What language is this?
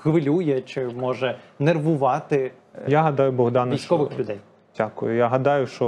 Ukrainian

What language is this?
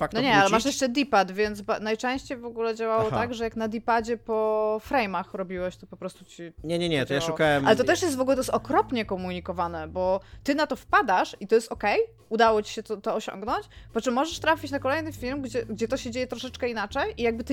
Polish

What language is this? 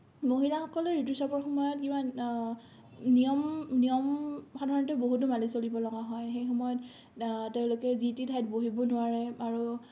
Assamese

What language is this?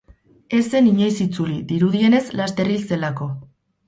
Basque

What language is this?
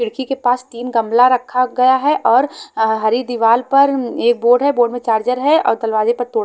Hindi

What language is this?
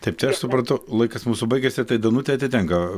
Lithuanian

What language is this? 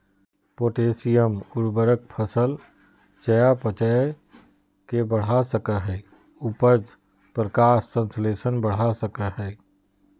Magahi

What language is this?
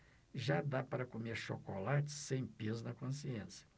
Portuguese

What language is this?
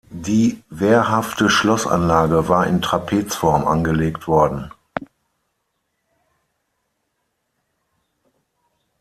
German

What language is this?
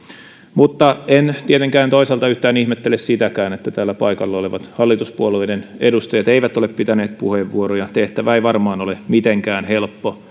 Finnish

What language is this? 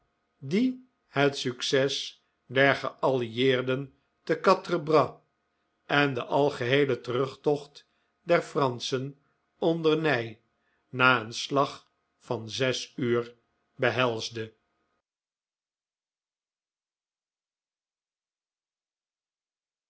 Dutch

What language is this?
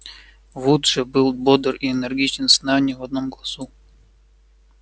Russian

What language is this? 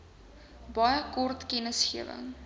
Afrikaans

